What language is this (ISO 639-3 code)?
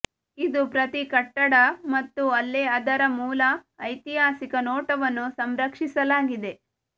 kan